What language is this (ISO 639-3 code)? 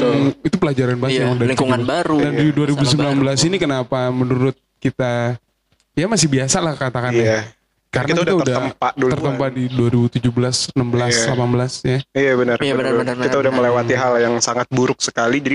ind